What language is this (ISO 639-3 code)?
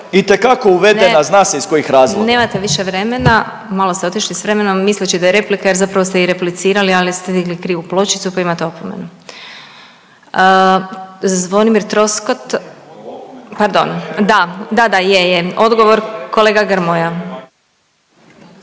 hrv